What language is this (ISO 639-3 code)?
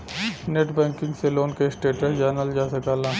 bho